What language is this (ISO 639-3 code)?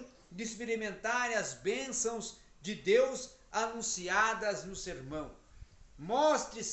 por